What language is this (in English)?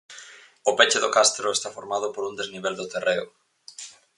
Galician